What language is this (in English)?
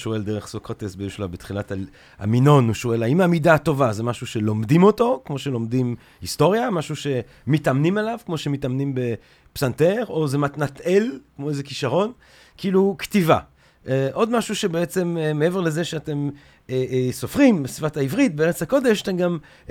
Hebrew